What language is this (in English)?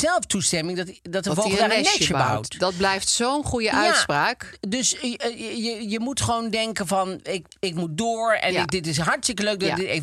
Dutch